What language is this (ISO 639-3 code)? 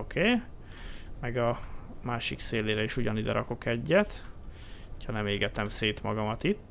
hun